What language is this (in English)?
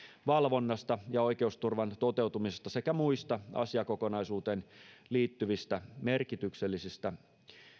Finnish